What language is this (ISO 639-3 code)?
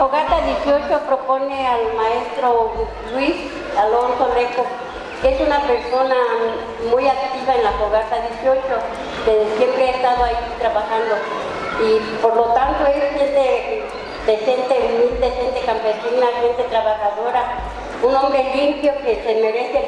spa